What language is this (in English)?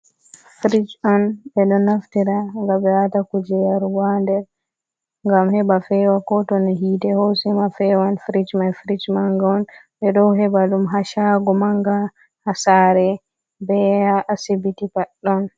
Fula